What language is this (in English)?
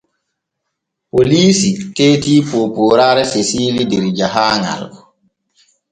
Borgu Fulfulde